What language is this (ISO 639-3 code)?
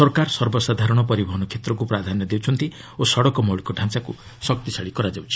ori